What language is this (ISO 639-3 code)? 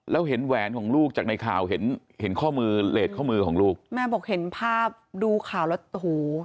tha